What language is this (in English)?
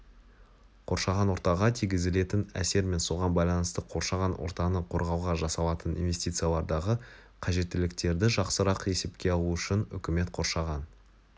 Kazakh